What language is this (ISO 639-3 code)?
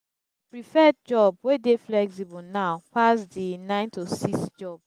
pcm